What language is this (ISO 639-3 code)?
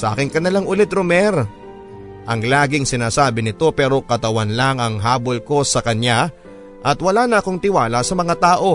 fil